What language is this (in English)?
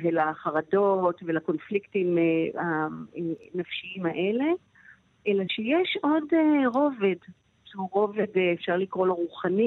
Hebrew